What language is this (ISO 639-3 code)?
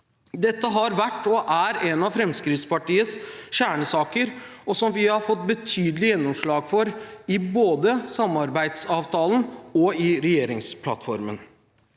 nor